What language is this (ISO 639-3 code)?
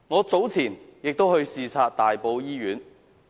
yue